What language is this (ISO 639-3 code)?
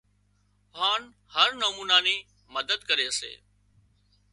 kxp